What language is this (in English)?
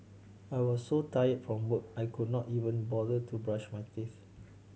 English